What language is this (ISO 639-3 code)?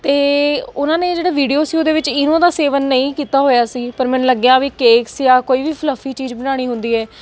pan